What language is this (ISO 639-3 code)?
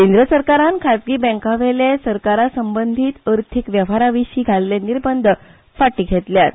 kok